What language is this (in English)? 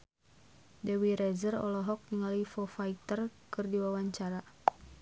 Sundanese